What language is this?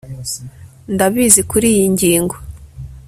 Kinyarwanda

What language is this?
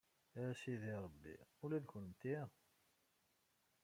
Kabyle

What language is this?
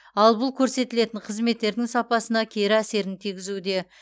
Kazakh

